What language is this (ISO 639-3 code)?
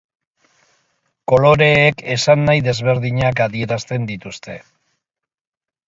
eus